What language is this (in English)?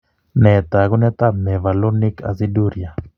Kalenjin